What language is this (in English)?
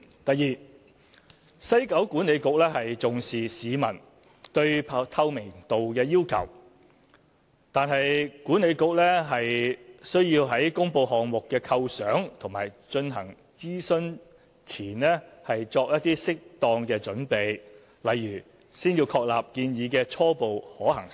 Cantonese